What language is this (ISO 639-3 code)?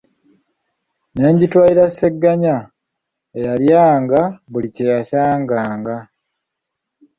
lug